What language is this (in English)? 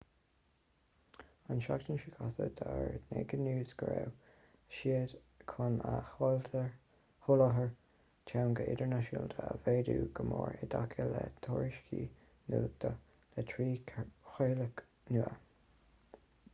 Irish